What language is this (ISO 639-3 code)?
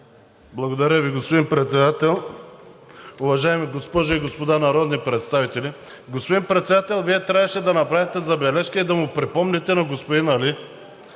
bul